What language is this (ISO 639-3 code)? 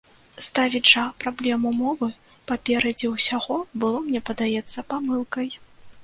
bel